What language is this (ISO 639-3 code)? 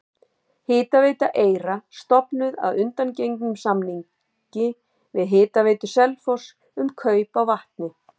isl